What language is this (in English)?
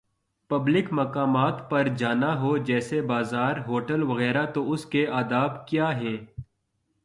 Urdu